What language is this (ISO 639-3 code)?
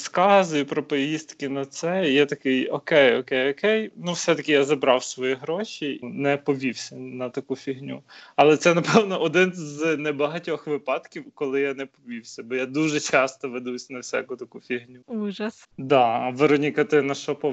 ukr